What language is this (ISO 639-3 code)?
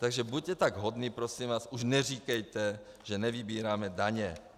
ces